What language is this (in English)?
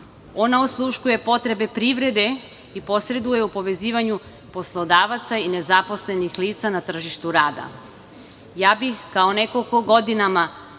Serbian